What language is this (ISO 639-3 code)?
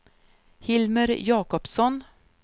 swe